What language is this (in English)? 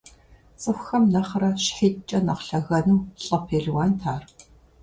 Kabardian